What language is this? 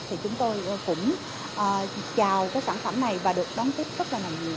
Vietnamese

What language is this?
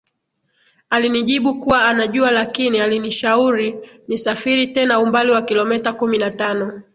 Swahili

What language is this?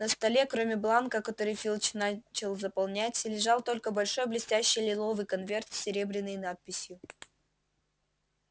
Russian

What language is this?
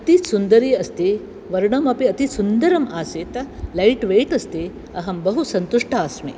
Sanskrit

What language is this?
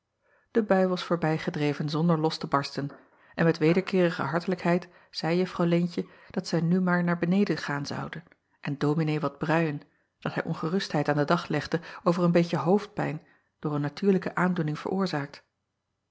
Dutch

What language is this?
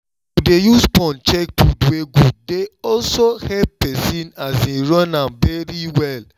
Nigerian Pidgin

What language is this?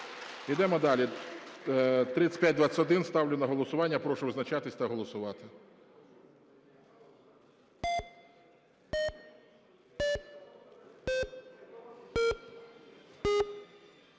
Ukrainian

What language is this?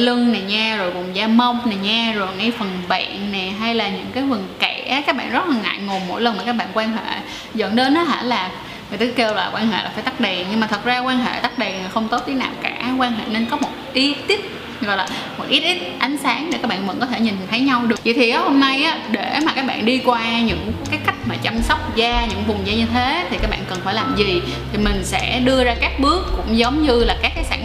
Vietnamese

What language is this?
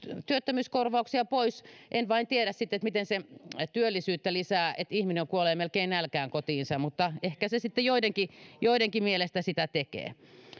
Finnish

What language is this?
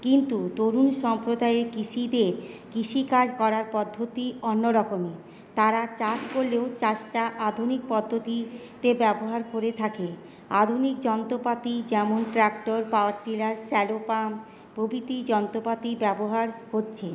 Bangla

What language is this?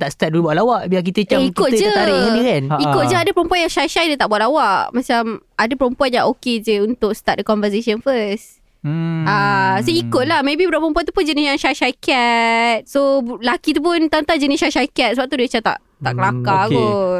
Malay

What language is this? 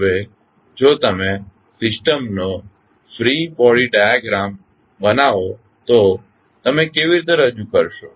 Gujarati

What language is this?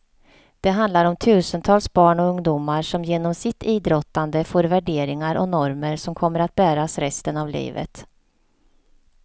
Swedish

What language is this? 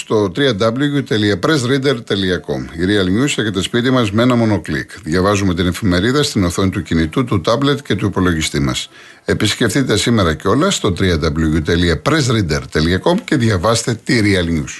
Greek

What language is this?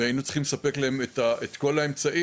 Hebrew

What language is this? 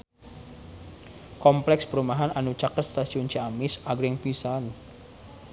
Sundanese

